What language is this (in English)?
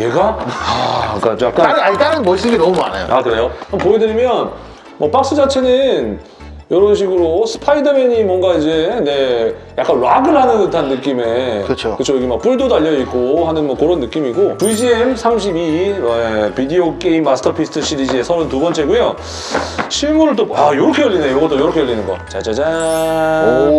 Korean